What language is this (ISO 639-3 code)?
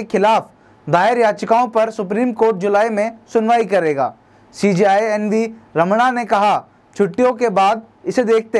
hin